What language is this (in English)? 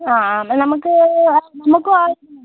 Malayalam